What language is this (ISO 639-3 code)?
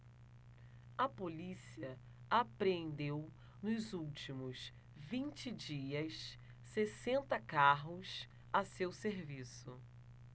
por